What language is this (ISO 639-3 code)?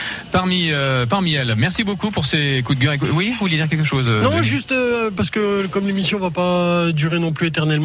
fra